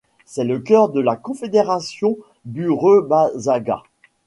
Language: French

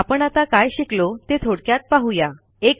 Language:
Marathi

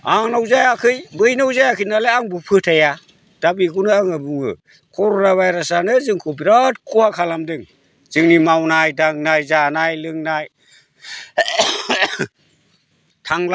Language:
Bodo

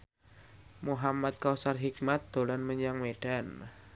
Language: Javanese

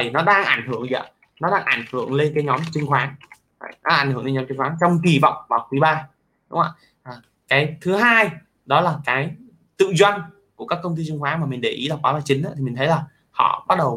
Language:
Vietnamese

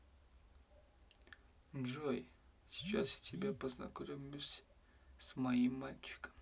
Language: Russian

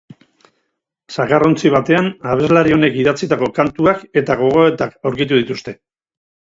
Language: Basque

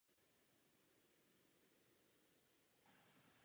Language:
Czech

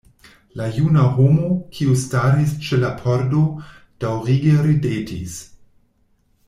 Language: Esperanto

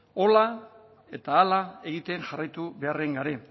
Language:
Basque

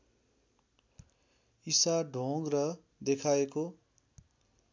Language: Nepali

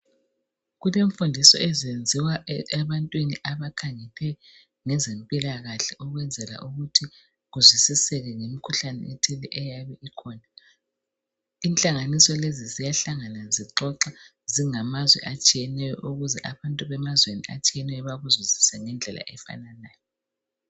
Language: North Ndebele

